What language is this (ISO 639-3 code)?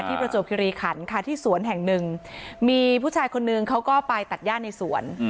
tha